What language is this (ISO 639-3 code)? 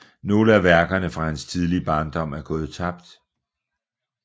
dan